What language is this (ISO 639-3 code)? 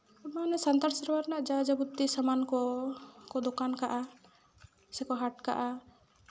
sat